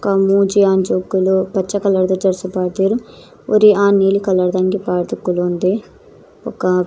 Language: Tulu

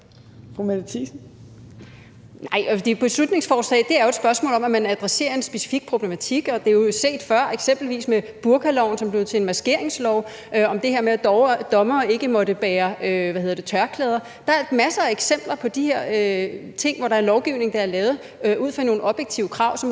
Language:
Danish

